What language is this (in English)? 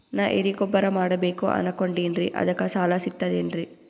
Kannada